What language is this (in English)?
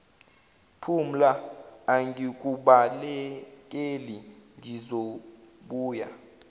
Zulu